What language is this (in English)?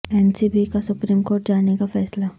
Urdu